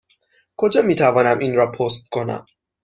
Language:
Persian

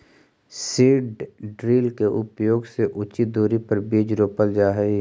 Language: Magahi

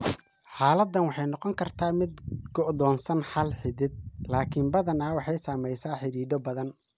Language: Somali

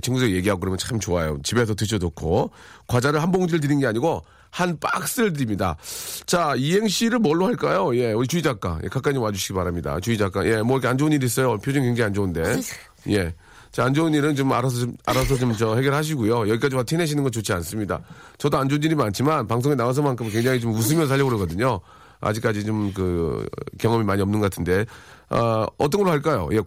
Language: Korean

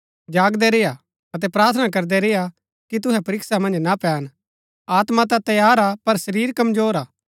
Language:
Gaddi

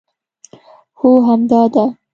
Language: Pashto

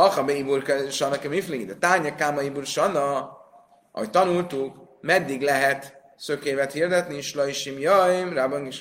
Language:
Hungarian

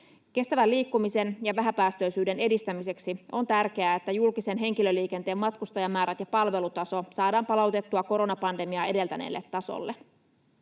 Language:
Finnish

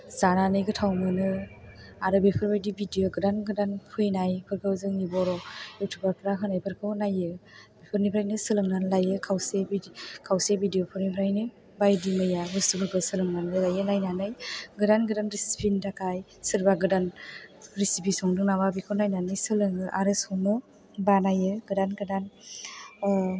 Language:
Bodo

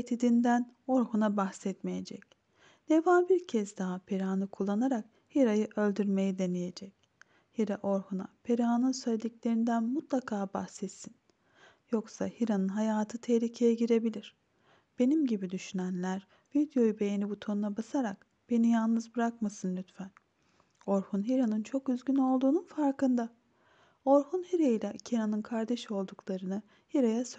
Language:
Turkish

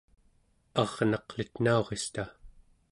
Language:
Central Yupik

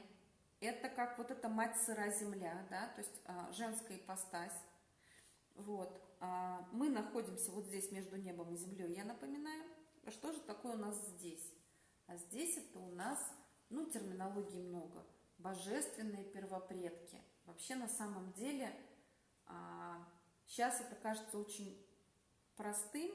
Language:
Russian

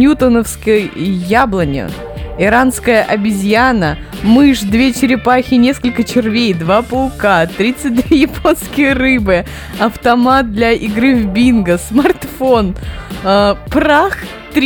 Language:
Russian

